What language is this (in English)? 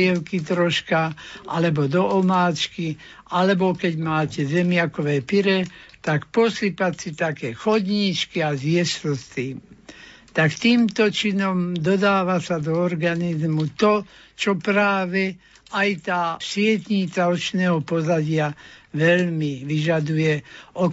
Slovak